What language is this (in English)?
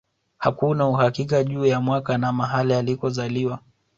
Swahili